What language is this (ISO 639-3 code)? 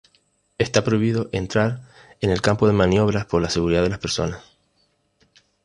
spa